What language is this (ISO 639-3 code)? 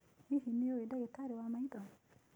kik